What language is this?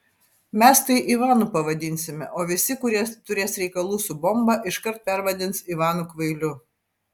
Lithuanian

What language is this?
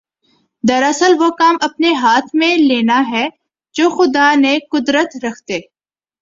Urdu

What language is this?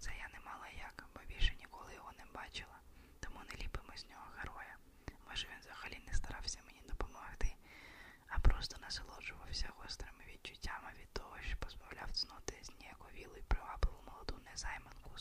Ukrainian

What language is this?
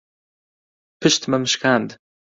Central Kurdish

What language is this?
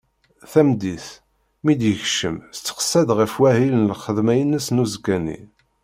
Kabyle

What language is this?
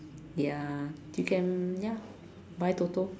English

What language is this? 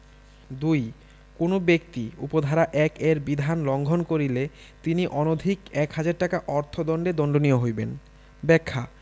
Bangla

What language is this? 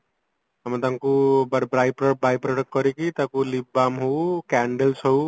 Odia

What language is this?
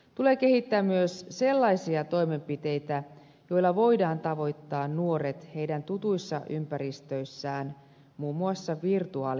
Finnish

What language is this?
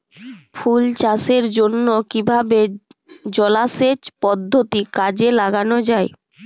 Bangla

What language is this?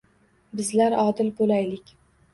Uzbek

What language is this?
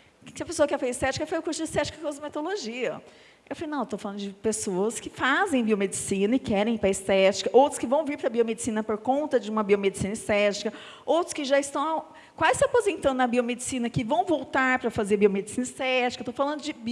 Portuguese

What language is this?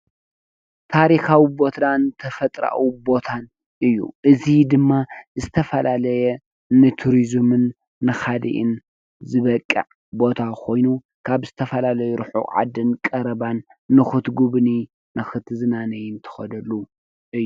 Tigrinya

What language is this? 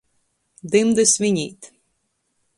Latgalian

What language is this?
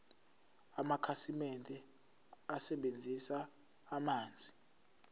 Zulu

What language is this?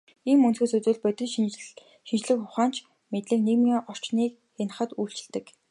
Mongolian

